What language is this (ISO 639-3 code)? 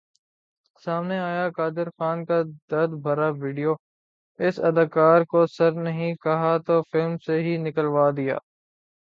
urd